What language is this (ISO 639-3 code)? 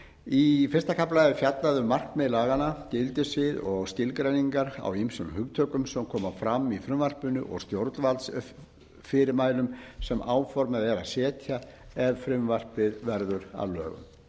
isl